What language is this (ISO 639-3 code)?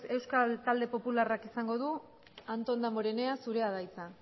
eus